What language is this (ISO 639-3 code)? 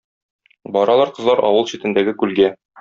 tat